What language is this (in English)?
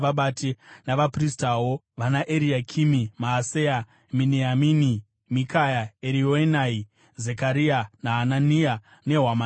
Shona